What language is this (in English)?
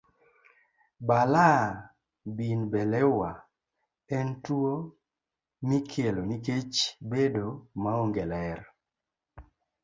Luo (Kenya and Tanzania)